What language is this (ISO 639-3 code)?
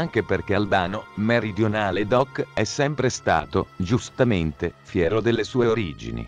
ita